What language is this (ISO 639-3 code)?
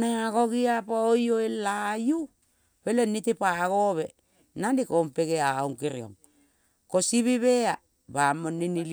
kol